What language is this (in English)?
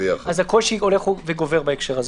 Hebrew